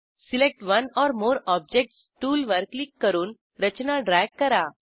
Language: Marathi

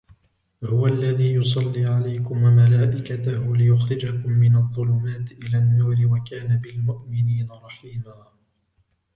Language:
Arabic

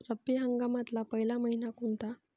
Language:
Marathi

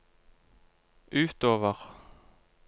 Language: Norwegian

